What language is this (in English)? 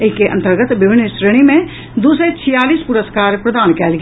Maithili